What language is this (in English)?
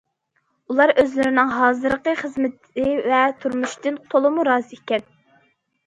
Uyghur